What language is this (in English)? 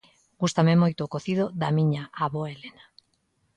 Galician